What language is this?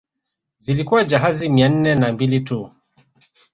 Swahili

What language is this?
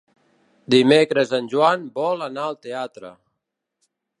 Catalan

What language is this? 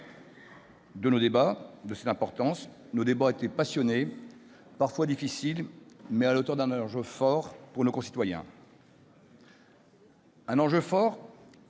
French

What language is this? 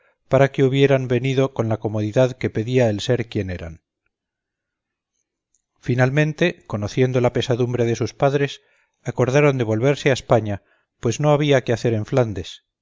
Spanish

